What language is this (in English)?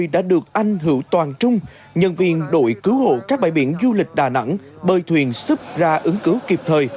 Vietnamese